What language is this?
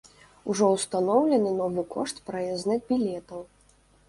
Belarusian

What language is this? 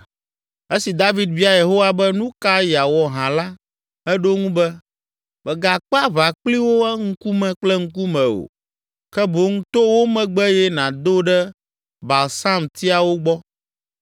Ewe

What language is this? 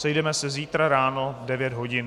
Czech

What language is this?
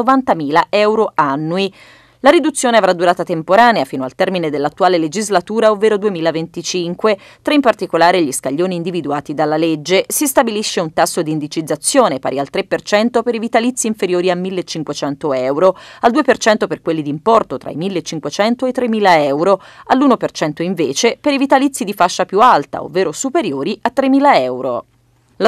Italian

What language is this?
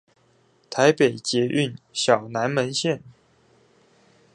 Chinese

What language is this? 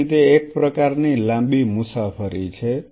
Gujarati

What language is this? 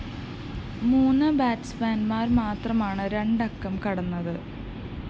Malayalam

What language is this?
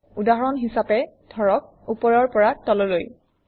Assamese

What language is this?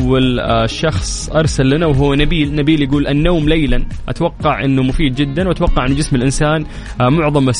Arabic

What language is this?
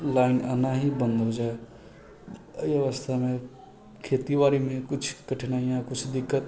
Maithili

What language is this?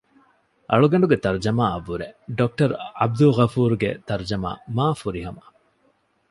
Divehi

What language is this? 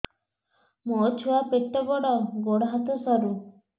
Odia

